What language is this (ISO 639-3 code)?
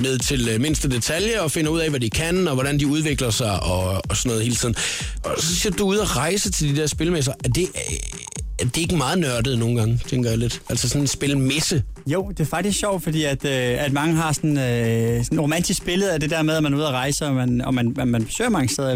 dan